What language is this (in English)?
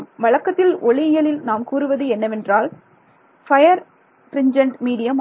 Tamil